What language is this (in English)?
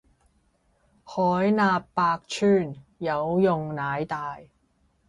Cantonese